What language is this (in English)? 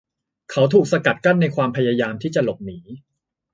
Thai